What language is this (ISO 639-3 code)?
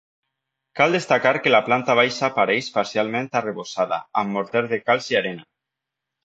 cat